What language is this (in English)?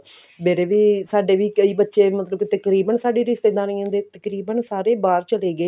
Punjabi